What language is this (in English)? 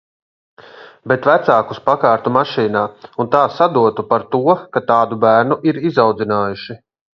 Latvian